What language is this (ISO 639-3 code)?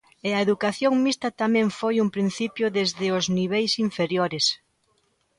glg